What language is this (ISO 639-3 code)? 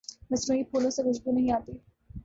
urd